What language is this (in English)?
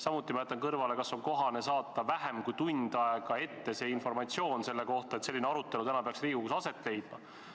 Estonian